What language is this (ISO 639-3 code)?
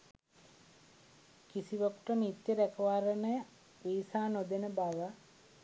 sin